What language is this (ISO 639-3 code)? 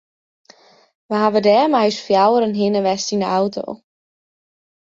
fry